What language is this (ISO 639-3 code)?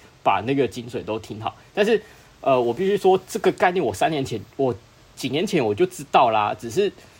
zho